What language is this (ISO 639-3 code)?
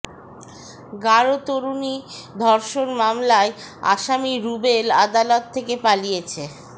ben